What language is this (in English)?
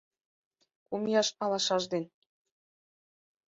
Mari